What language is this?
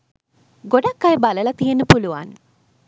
Sinhala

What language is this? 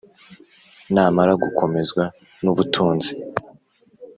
Kinyarwanda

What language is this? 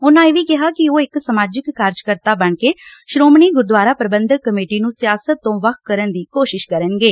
Punjabi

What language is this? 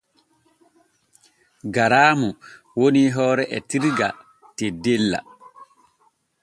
Borgu Fulfulde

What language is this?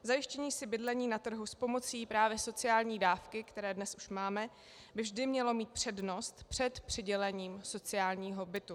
Czech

